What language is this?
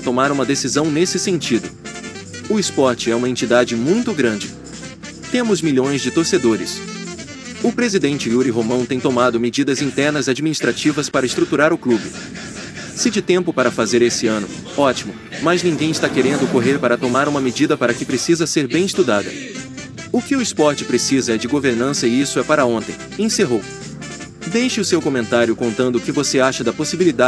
Portuguese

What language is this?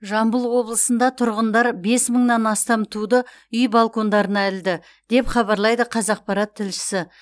Kazakh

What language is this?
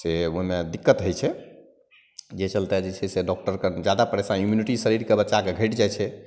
Maithili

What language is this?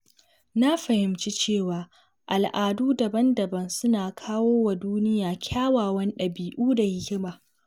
Hausa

